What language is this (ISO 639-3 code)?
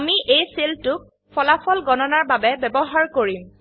asm